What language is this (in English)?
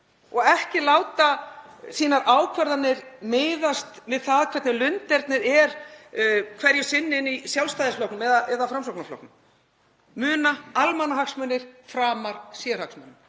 Icelandic